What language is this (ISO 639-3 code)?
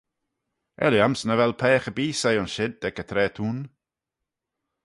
glv